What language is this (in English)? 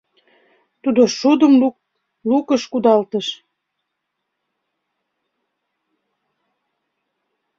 Mari